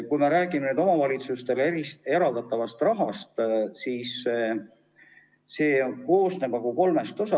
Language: Estonian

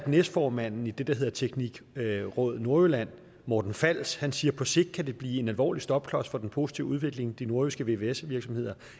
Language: Danish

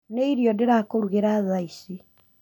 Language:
Kikuyu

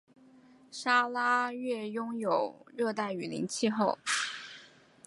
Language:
Chinese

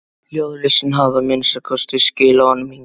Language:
Icelandic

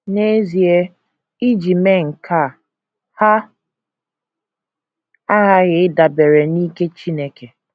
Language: Igbo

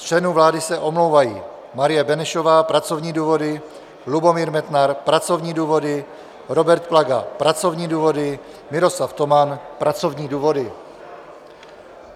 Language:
Czech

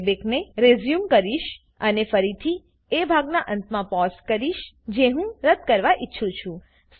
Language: Gujarati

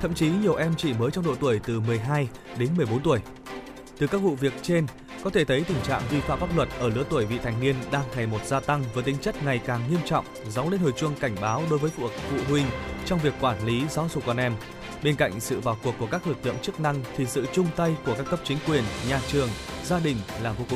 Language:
Vietnamese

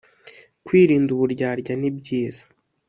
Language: Kinyarwanda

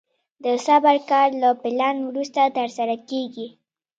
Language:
Pashto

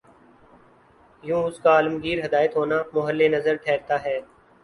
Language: Urdu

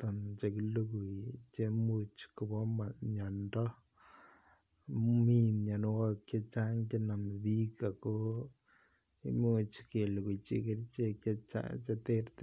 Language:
Kalenjin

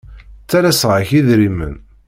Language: Kabyle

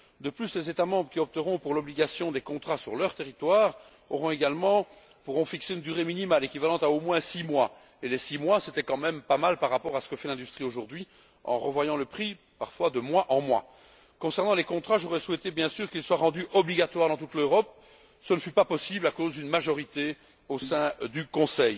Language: French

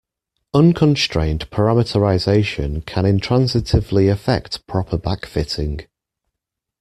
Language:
English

